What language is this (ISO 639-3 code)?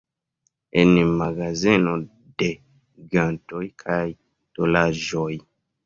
epo